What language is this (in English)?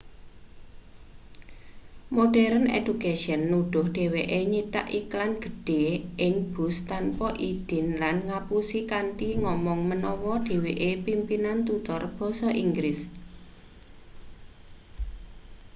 Javanese